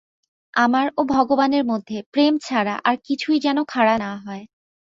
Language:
Bangla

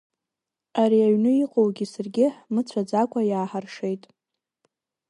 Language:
Abkhazian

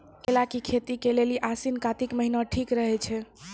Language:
Maithili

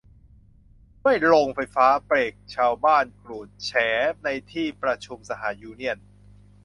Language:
Thai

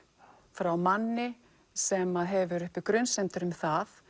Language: Icelandic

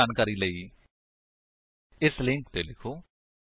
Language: Punjabi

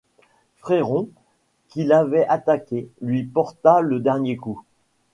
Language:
French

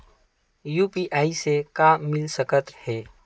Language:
Chhattisgarhi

